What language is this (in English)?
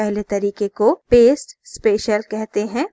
Hindi